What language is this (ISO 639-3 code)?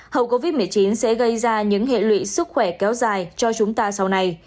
vie